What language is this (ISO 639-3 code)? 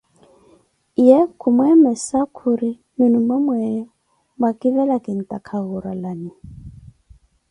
eko